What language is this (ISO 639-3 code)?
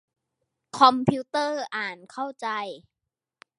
tha